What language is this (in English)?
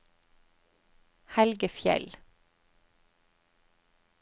Norwegian